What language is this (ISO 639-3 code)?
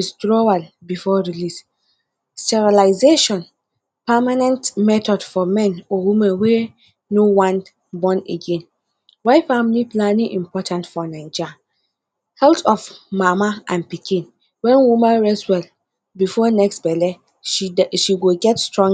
pcm